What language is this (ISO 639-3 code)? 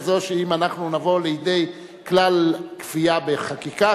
heb